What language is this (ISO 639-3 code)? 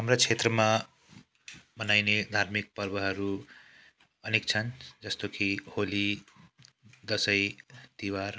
nep